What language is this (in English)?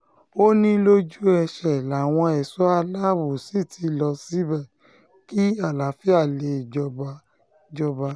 Yoruba